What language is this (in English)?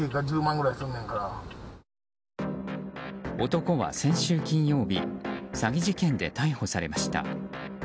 Japanese